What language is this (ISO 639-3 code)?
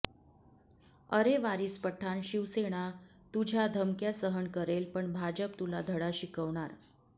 mar